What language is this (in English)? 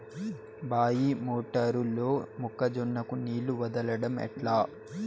Telugu